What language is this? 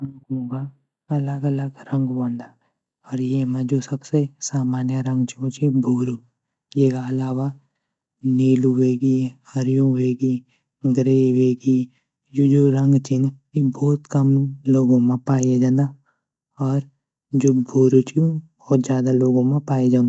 Garhwali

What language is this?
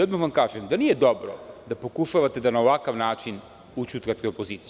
Serbian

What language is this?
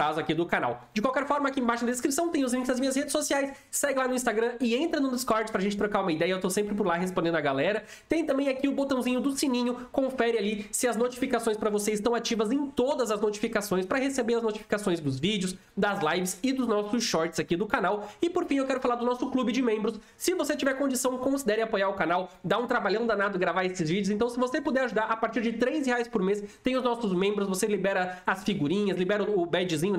Portuguese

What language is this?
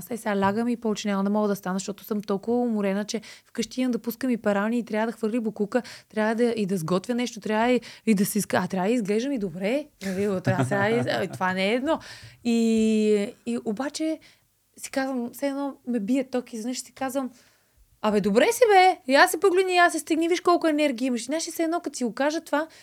Bulgarian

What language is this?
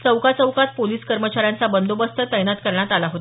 Marathi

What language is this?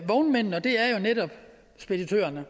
Danish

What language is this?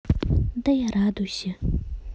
Russian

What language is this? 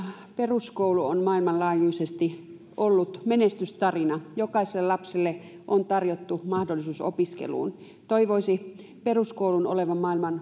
Finnish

